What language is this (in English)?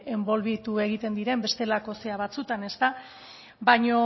Basque